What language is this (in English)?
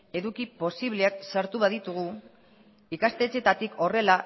Basque